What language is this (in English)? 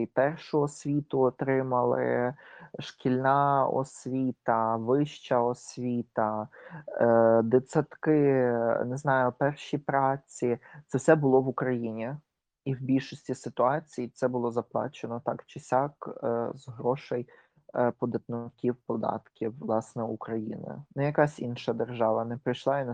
Ukrainian